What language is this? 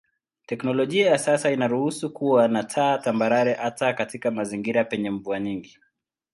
Swahili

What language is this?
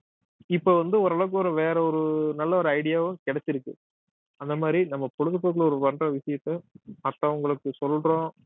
Tamil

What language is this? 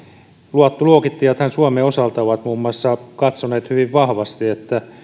Finnish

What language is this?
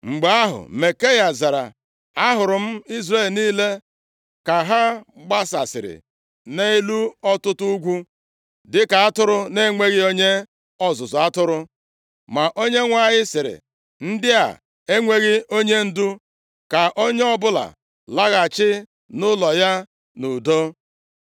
Igbo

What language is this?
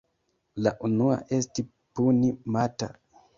Esperanto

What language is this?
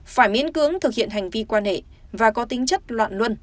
Vietnamese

